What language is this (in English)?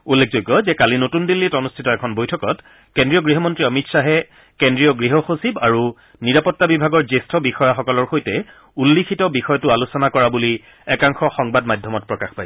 Assamese